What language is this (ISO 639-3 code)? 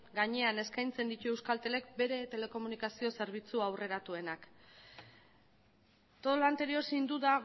eus